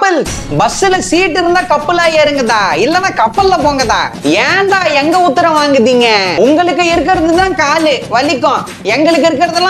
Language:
Tamil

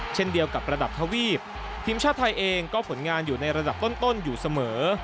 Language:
Thai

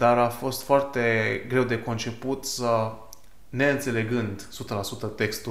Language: Romanian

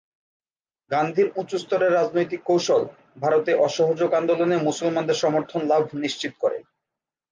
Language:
Bangla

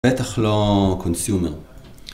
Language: Hebrew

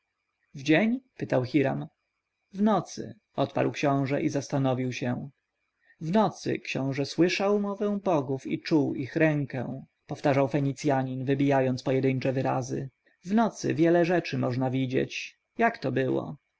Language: Polish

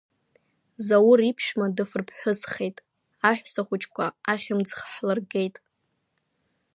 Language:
Abkhazian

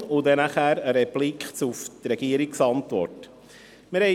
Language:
Swiss German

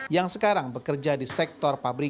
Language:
Indonesian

